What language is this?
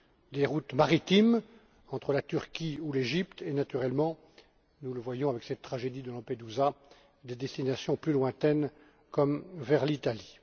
French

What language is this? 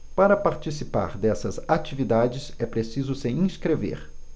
Portuguese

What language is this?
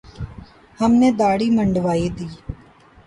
Urdu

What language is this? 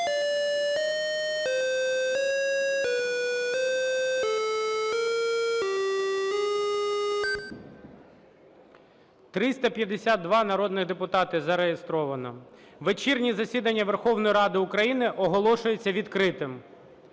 Ukrainian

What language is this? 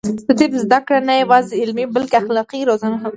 Pashto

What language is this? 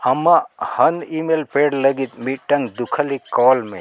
Santali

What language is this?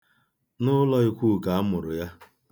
Igbo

